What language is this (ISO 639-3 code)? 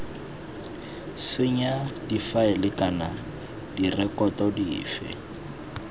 tsn